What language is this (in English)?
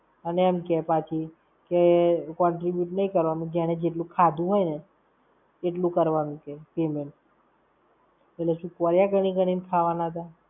Gujarati